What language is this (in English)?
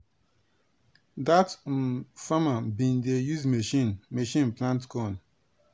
Nigerian Pidgin